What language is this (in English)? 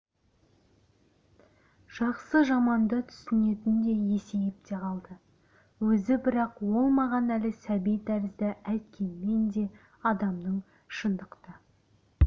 Kazakh